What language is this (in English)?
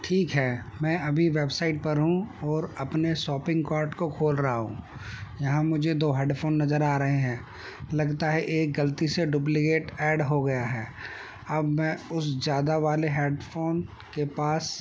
Urdu